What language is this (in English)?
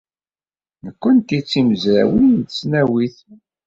Kabyle